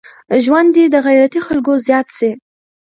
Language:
Pashto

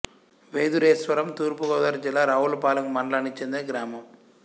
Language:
Telugu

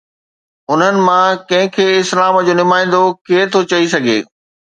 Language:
Sindhi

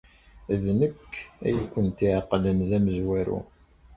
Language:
Kabyle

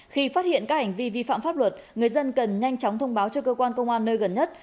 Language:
Vietnamese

